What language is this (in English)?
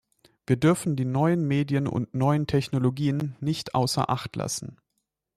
German